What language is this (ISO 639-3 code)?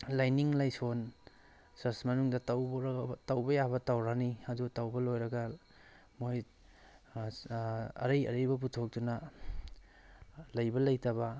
mni